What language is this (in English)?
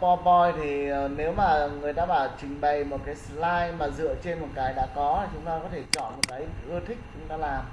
Vietnamese